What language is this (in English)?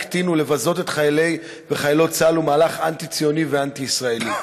Hebrew